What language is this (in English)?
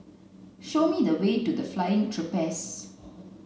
English